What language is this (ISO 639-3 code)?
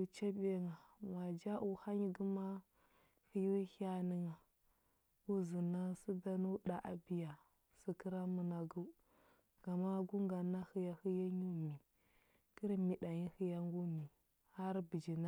hbb